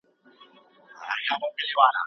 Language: Pashto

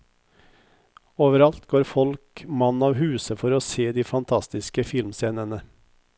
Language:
Norwegian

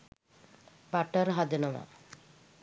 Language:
Sinhala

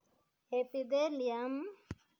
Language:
Kalenjin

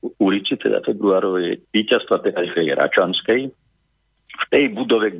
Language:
Slovak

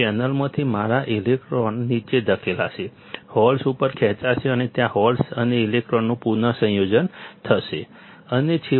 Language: Gujarati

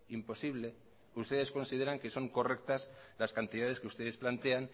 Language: Spanish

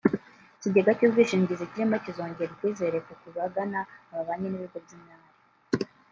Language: Kinyarwanda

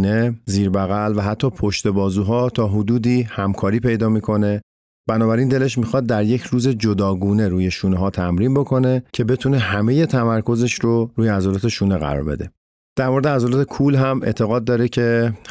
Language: Persian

